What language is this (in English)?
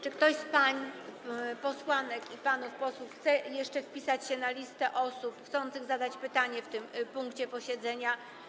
Polish